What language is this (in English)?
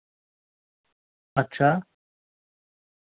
Dogri